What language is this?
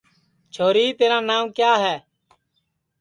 Sansi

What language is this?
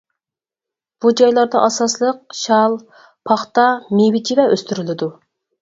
Uyghur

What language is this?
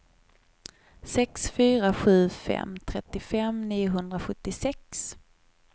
Swedish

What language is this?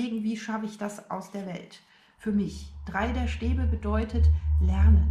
German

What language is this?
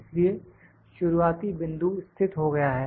Hindi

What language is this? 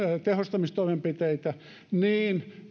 Finnish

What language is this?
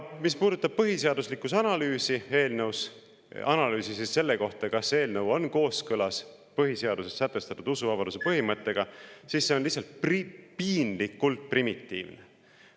Estonian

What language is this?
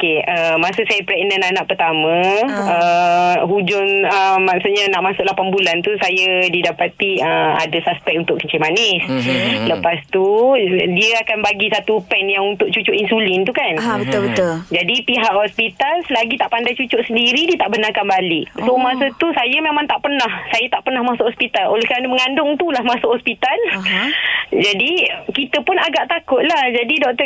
Malay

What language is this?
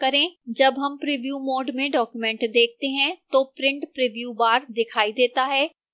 Hindi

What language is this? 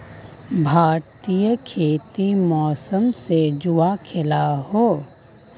Magahi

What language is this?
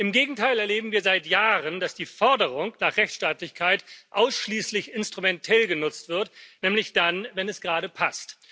German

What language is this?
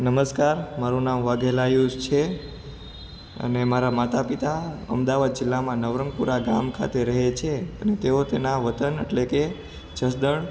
Gujarati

